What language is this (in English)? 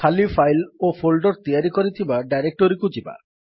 Odia